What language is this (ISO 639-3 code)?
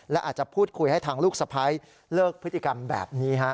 tha